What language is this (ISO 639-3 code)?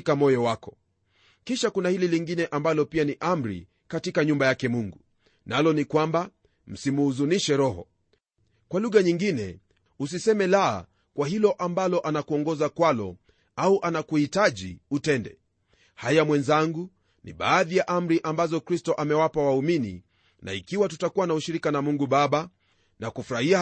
swa